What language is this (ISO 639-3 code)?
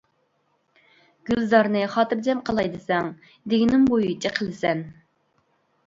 uig